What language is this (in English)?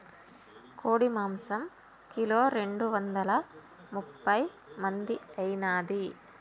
Telugu